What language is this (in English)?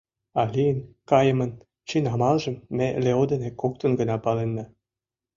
Mari